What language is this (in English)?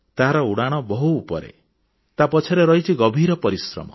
Odia